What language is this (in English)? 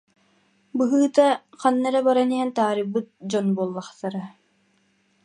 Yakut